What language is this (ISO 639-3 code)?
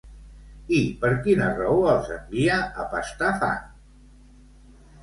cat